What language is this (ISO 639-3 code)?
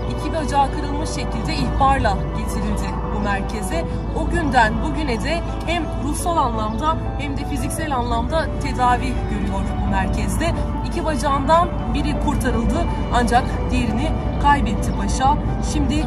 tur